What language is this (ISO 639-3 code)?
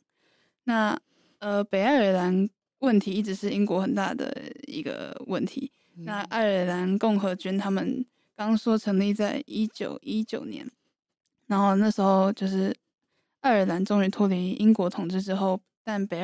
zho